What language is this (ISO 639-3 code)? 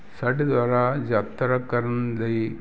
pan